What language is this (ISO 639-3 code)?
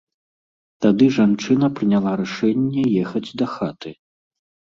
bel